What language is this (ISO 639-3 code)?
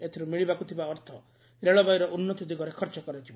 ori